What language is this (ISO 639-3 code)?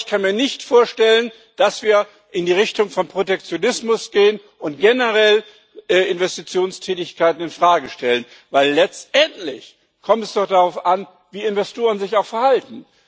deu